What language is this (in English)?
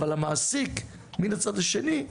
Hebrew